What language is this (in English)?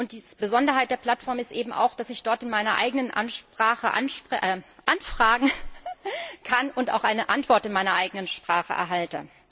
German